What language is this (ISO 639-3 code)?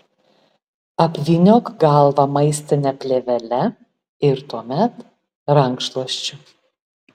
lit